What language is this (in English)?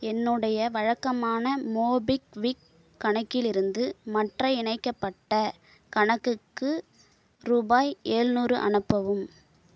Tamil